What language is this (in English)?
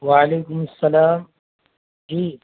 Urdu